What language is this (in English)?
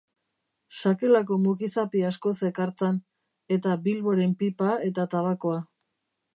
Basque